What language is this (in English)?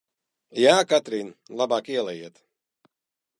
Latvian